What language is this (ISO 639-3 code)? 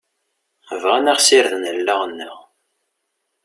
kab